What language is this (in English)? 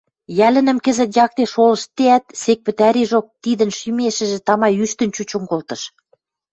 Western Mari